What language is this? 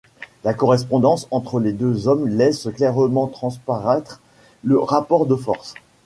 French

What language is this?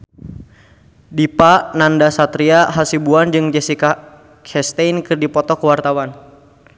Sundanese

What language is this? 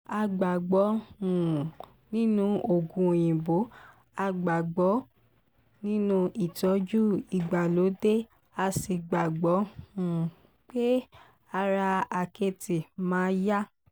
Yoruba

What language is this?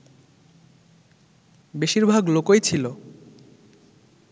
Bangla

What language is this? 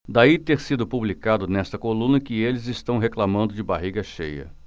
Portuguese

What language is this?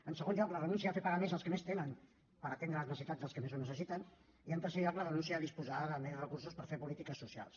Catalan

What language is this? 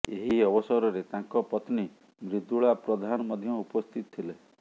Odia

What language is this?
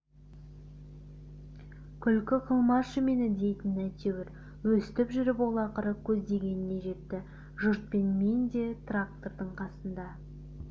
Kazakh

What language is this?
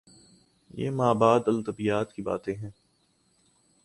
Urdu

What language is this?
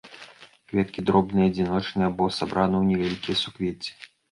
Belarusian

